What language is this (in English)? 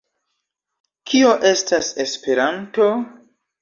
Esperanto